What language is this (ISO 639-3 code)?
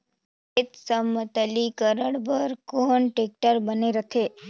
hne